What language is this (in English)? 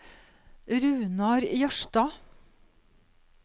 Norwegian